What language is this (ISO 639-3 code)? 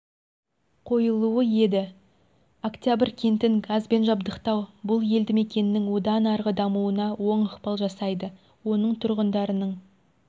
kaz